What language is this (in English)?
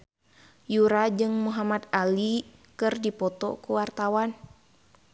Sundanese